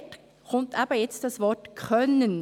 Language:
Swiss German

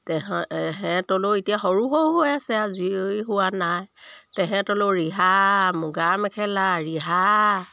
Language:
Assamese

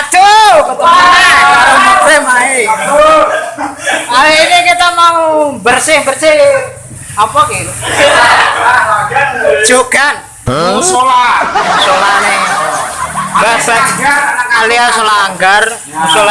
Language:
Indonesian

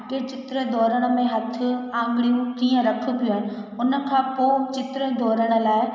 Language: Sindhi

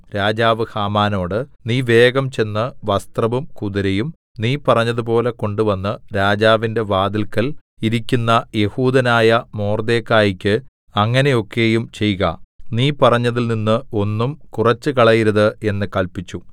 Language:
Malayalam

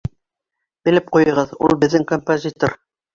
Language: Bashkir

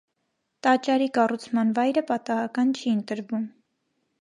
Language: Armenian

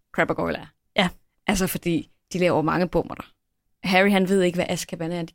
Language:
Danish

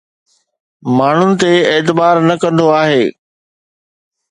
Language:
Sindhi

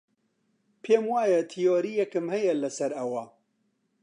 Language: Central Kurdish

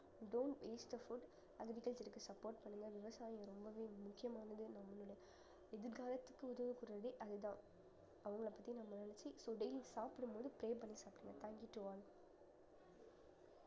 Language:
Tamil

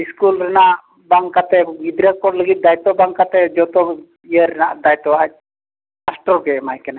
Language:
Santali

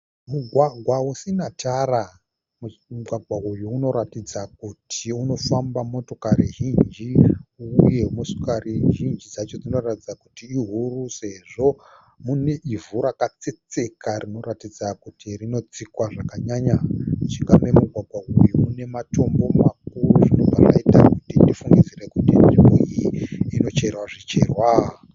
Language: Shona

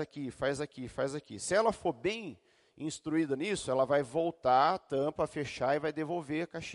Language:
Portuguese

